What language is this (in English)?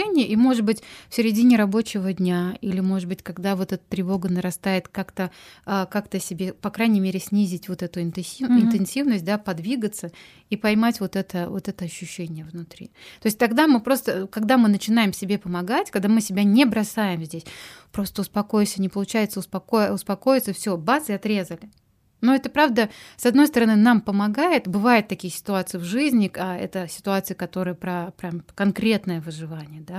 Russian